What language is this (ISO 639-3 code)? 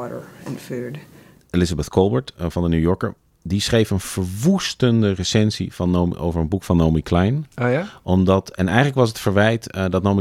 nld